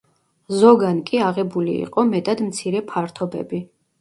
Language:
Georgian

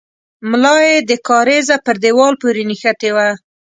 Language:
Pashto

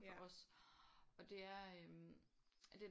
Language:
Danish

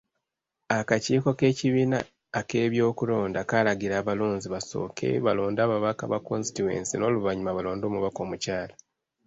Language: Ganda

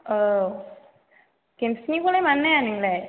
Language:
Bodo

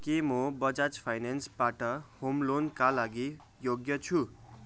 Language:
Nepali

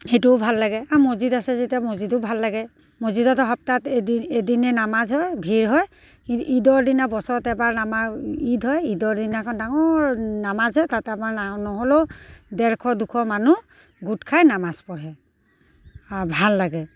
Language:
Assamese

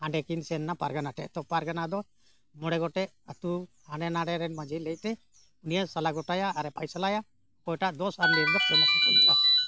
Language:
Santali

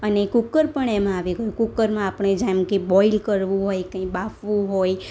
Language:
Gujarati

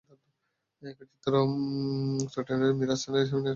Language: Bangla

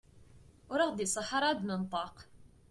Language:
Kabyle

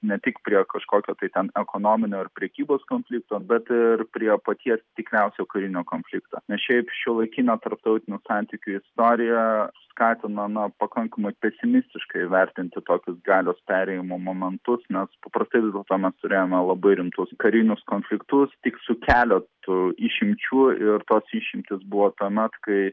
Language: Lithuanian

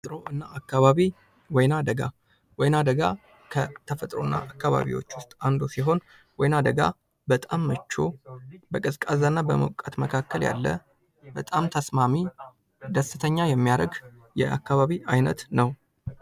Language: Amharic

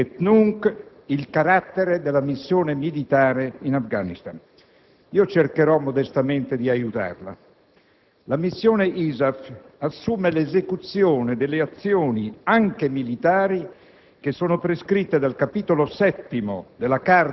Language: Italian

